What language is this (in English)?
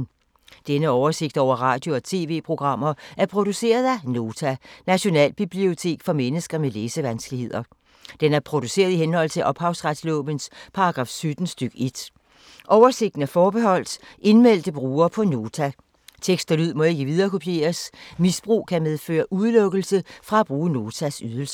Danish